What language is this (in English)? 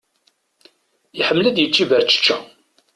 Kabyle